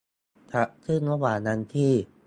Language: Thai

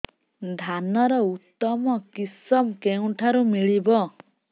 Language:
Odia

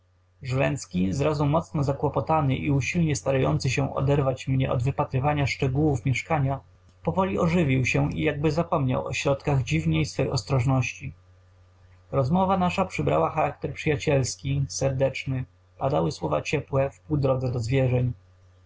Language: Polish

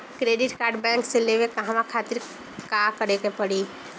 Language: Bhojpuri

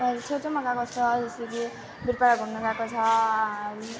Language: Nepali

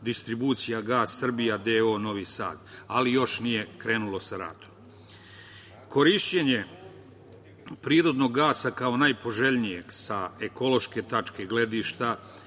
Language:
Serbian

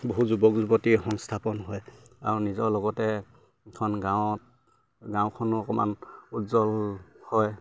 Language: Assamese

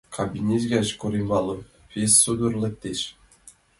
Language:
Mari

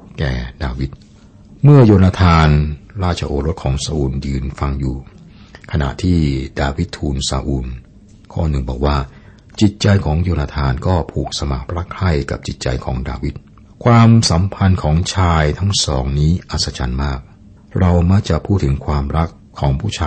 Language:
Thai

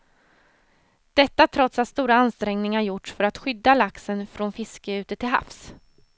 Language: Swedish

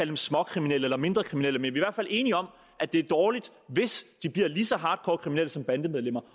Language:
Danish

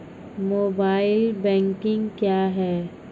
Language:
Maithili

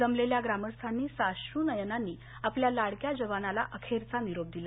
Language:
Marathi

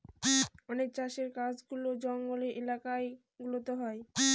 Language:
Bangla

